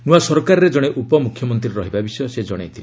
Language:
Odia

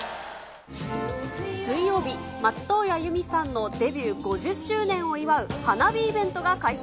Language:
Japanese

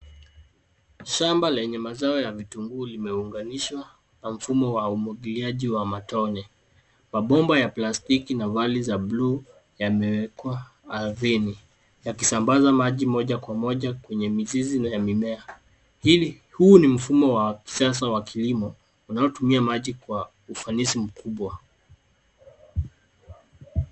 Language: Swahili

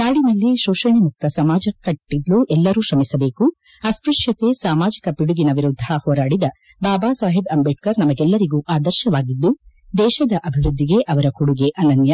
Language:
Kannada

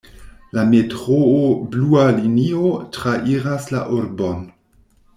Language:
Esperanto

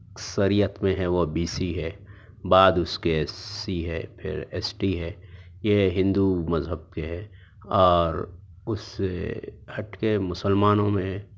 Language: Urdu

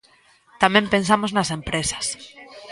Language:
Galician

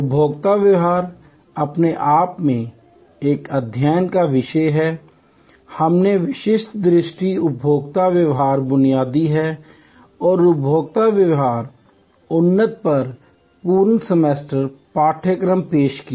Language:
Hindi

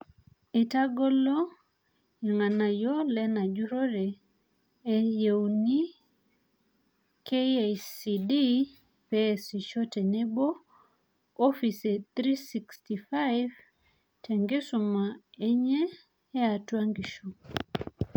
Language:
Masai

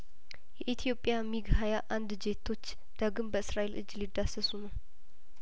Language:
Amharic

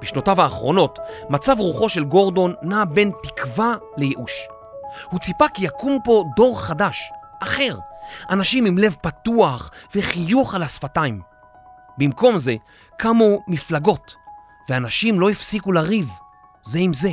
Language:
Hebrew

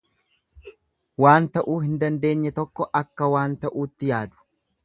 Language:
Oromo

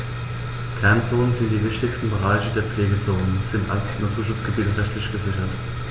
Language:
German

